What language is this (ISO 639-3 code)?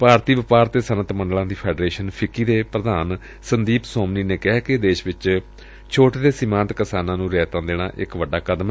pan